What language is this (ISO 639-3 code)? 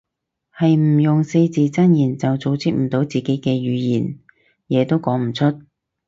yue